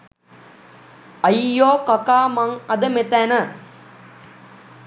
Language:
Sinhala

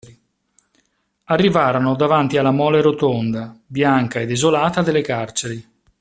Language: Italian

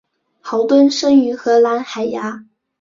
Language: Chinese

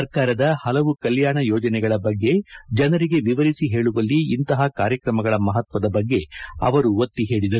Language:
Kannada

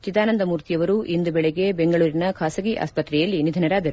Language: Kannada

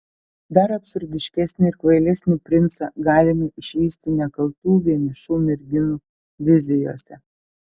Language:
Lithuanian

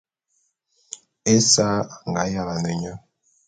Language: Bulu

